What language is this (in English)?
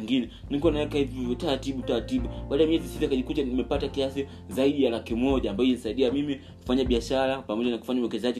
Swahili